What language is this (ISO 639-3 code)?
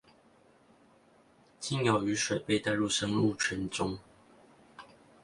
zho